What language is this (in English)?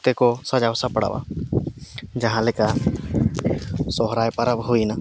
Santali